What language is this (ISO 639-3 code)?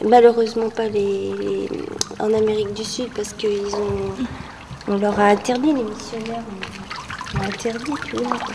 fra